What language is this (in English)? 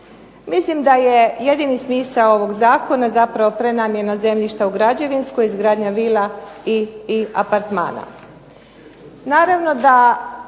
Croatian